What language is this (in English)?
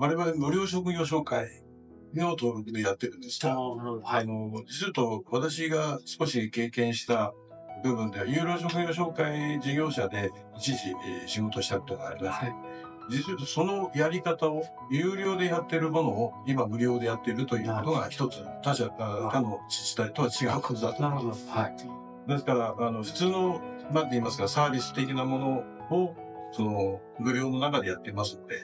Japanese